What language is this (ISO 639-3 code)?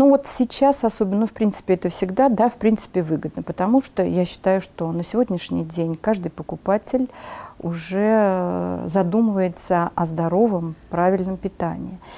rus